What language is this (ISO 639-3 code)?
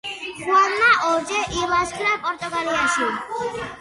kat